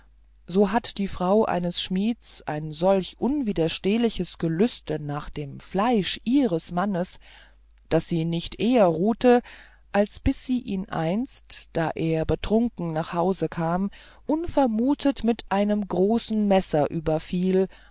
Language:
German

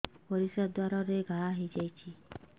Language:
Odia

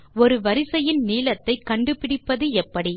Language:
Tamil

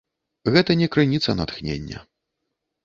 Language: Belarusian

